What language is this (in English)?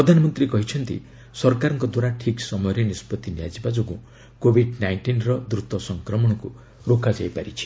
Odia